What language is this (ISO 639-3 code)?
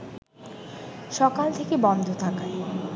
ben